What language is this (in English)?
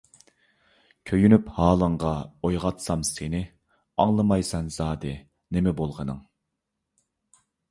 Uyghur